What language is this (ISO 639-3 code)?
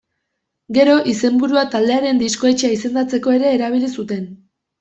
eus